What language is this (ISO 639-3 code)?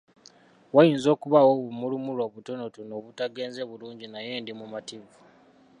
lug